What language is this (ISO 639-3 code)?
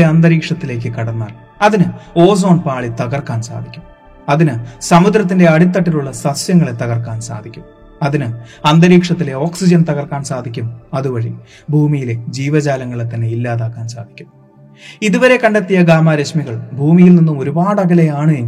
mal